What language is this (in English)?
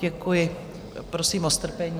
Czech